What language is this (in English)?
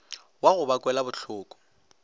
Northern Sotho